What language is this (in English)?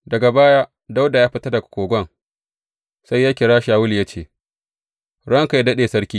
Hausa